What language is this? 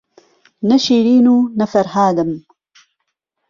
Central Kurdish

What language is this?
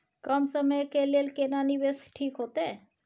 Maithili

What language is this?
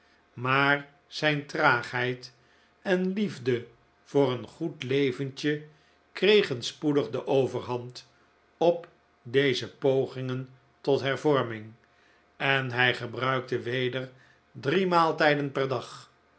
Dutch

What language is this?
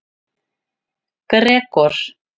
Icelandic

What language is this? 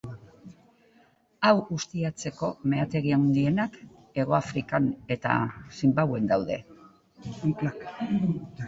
Basque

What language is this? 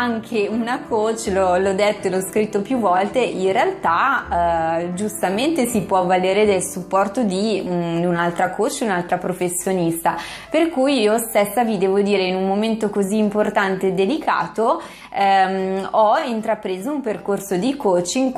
Italian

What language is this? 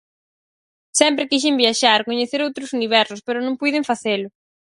Galician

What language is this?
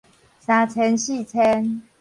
Min Nan Chinese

